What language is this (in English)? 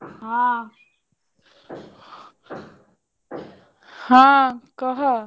Odia